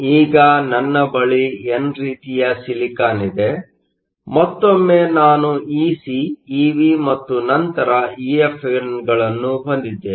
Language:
Kannada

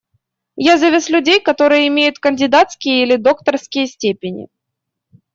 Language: Russian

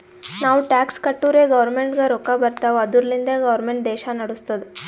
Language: Kannada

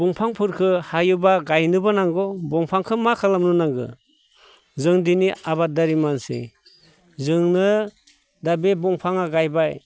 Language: Bodo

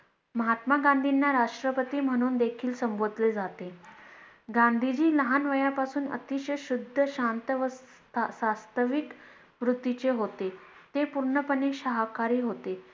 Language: Marathi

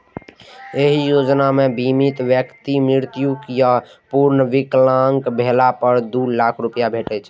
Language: Maithili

